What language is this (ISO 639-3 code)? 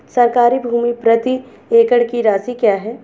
hin